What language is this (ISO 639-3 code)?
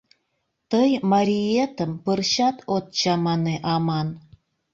chm